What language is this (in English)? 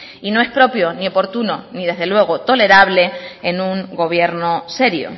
Spanish